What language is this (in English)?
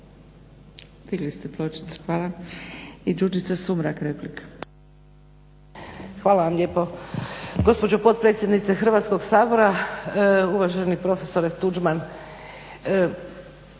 Croatian